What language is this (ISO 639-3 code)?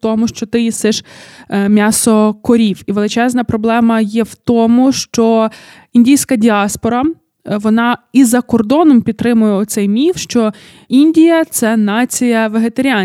ukr